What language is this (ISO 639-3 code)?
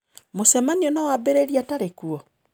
kik